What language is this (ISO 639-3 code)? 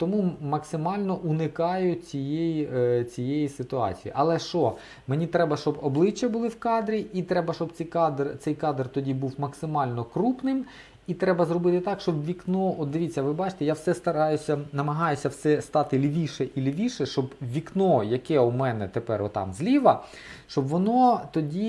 ukr